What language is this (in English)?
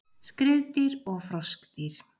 Icelandic